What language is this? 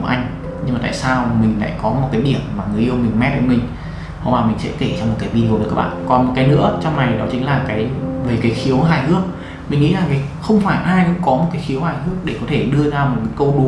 Vietnamese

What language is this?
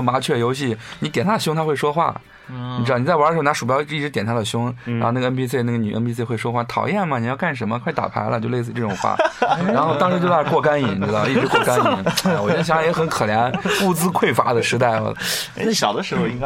Chinese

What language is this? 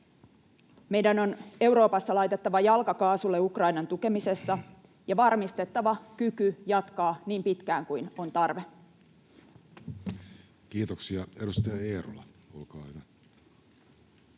Finnish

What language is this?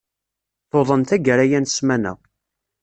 Kabyle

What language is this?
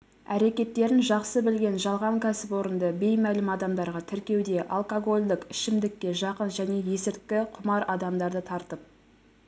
Kazakh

